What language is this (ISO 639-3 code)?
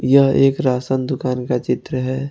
hin